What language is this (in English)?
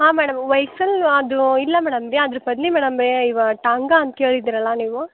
Kannada